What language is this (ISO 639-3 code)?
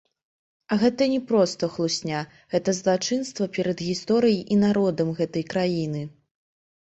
bel